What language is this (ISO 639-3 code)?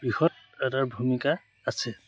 asm